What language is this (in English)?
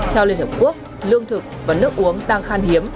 Vietnamese